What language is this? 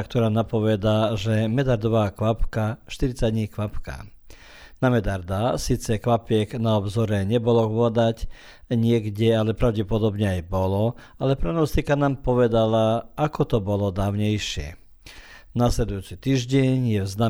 Croatian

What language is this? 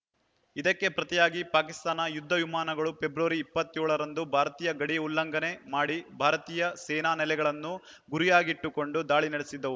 Kannada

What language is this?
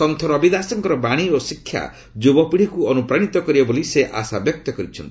Odia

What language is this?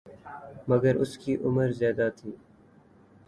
Urdu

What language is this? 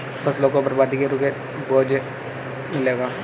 Hindi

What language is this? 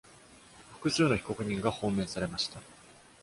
Japanese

